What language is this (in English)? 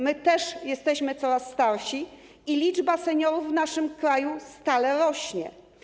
Polish